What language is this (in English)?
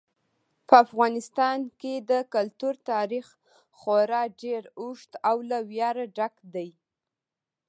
Pashto